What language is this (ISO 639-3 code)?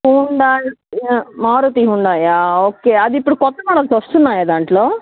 tel